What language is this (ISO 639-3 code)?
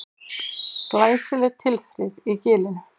isl